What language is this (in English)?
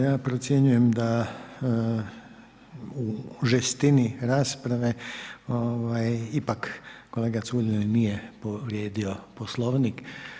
Croatian